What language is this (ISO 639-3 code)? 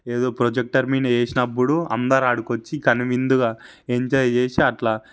tel